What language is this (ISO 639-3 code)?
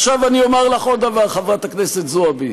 heb